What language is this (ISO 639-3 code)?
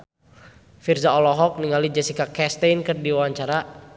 sun